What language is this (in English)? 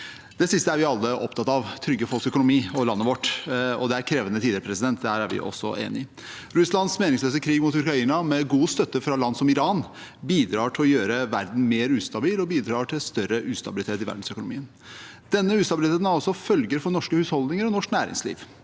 Norwegian